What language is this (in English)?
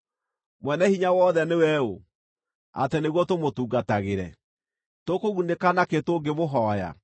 Kikuyu